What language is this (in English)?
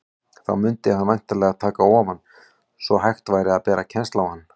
Icelandic